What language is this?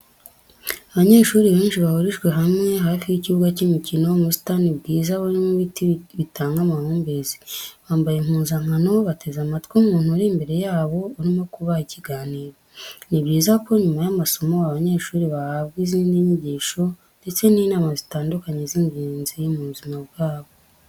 Kinyarwanda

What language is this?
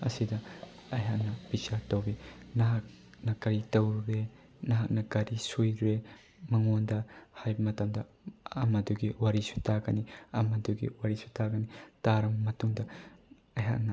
Manipuri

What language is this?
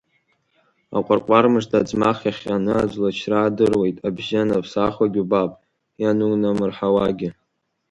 Abkhazian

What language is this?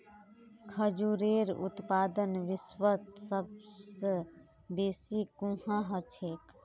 Magahi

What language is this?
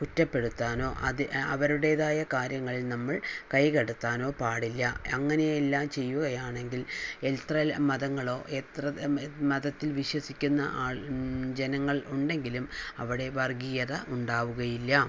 Malayalam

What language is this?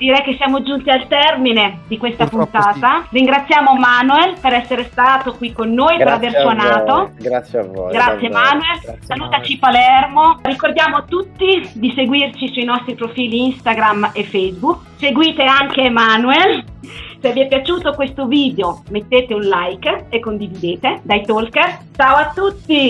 Italian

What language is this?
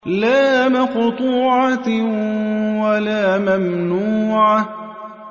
Arabic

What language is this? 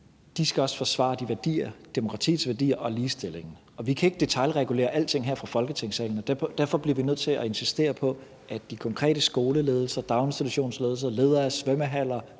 Danish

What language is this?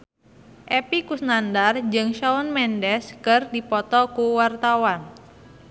Sundanese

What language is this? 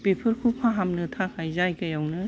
Bodo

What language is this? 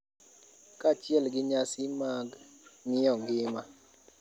Luo (Kenya and Tanzania)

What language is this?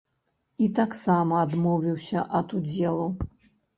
Belarusian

